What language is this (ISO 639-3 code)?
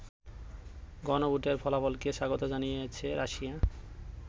ben